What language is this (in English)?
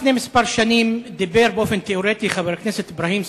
Hebrew